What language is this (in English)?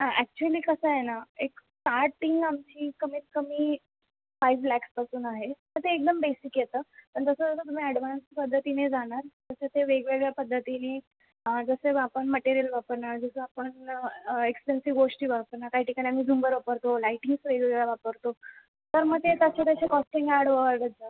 Marathi